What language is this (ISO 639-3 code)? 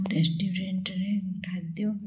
ori